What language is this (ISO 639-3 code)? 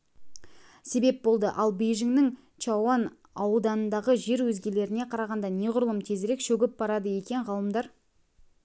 kaz